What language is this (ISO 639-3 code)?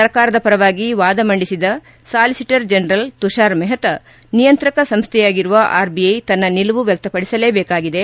kan